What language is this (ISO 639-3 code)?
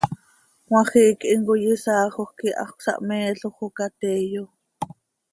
sei